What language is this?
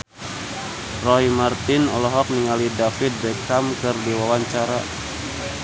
Sundanese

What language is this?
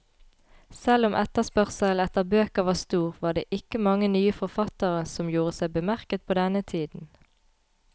Norwegian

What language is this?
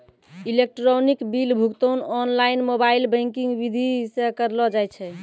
Maithili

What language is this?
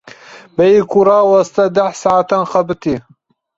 Kurdish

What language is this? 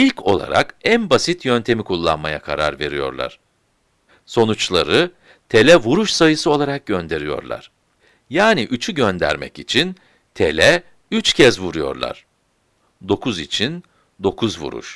Turkish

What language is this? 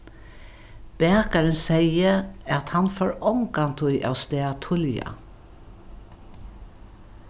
Faroese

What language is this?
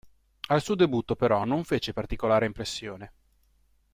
Italian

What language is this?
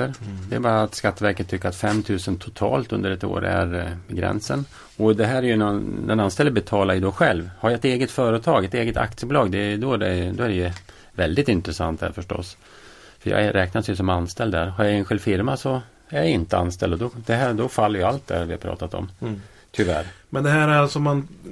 Swedish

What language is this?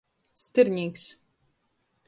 Latgalian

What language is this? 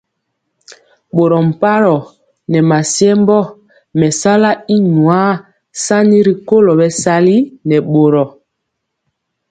Mpiemo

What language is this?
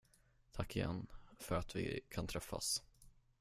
Swedish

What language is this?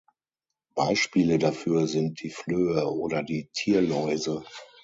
German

